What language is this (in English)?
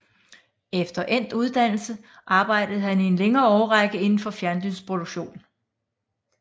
Danish